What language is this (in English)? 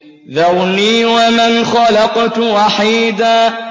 Arabic